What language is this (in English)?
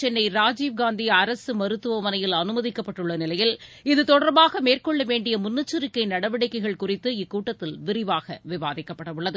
Tamil